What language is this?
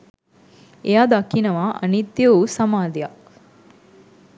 Sinhala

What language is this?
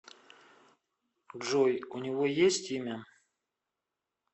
Russian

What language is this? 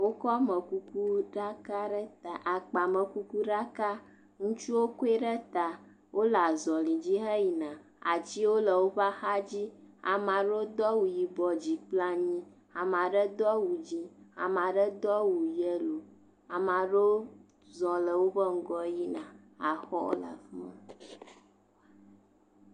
Ewe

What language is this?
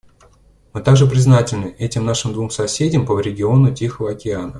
Russian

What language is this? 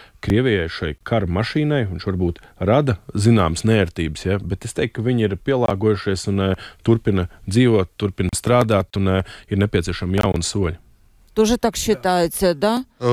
Russian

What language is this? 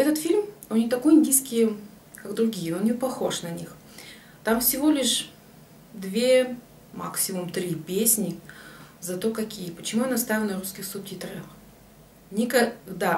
Russian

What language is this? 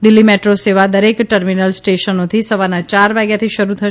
Gujarati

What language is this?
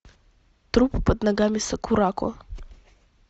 Russian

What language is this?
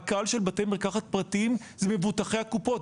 Hebrew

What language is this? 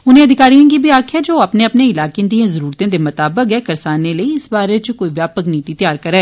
Dogri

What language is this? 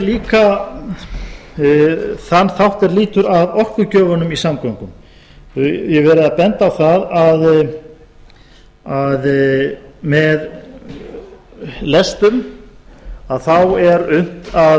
Icelandic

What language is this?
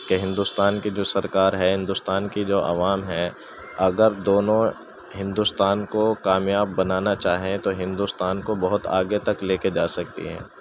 Urdu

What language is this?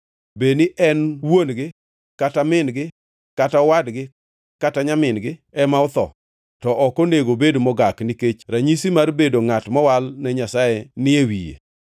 Luo (Kenya and Tanzania)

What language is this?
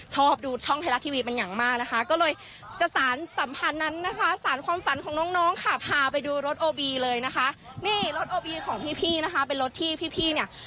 Thai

